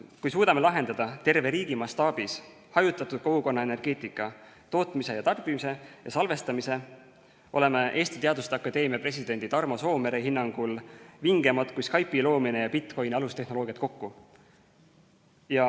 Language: Estonian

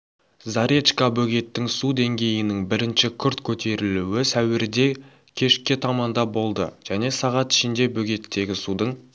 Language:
Kazakh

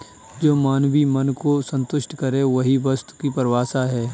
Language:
Hindi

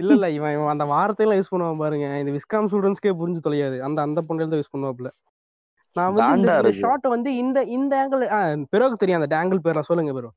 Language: Tamil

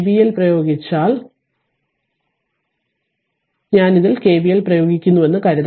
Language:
Malayalam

